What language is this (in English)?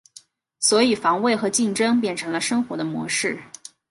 Chinese